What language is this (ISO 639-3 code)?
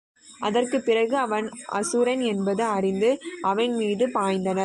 tam